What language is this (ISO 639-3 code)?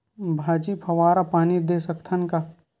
hne